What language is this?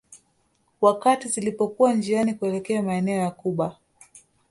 Swahili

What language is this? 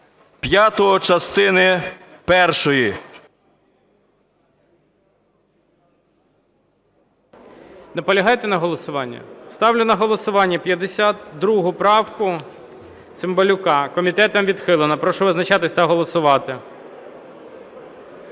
Ukrainian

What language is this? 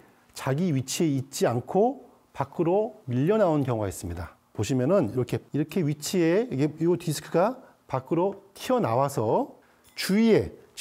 Korean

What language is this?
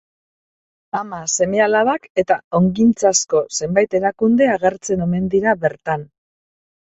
Basque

